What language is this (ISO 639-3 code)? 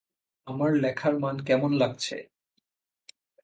ben